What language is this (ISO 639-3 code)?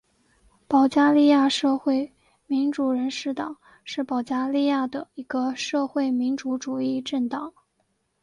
zho